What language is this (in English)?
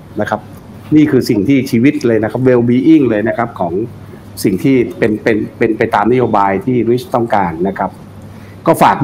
Thai